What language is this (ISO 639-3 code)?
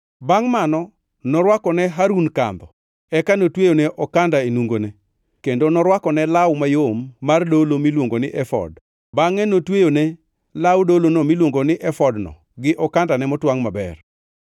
luo